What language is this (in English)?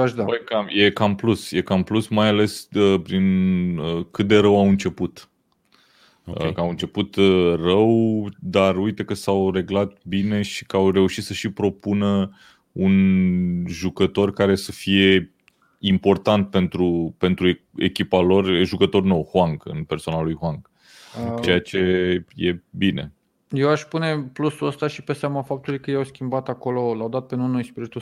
Romanian